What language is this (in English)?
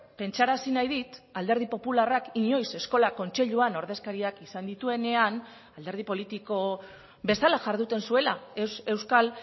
Basque